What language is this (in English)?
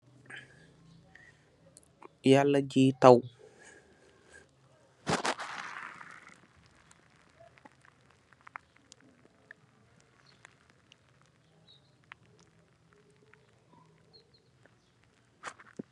Wolof